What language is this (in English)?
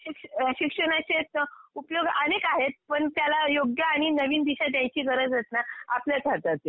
Marathi